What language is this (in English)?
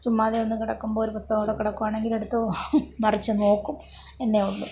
Malayalam